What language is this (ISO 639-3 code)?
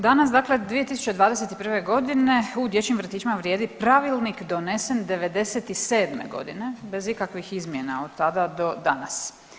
hrv